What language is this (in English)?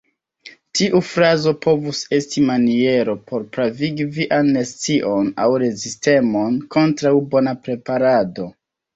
Esperanto